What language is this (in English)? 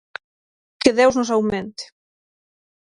Galician